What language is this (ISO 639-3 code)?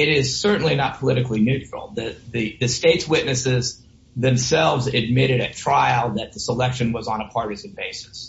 eng